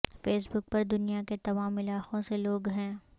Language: Urdu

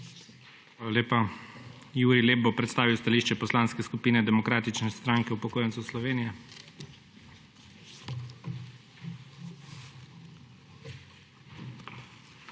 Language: Slovenian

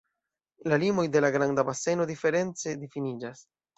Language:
Esperanto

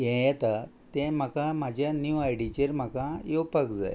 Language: Konkani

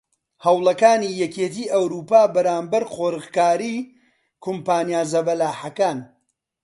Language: Central Kurdish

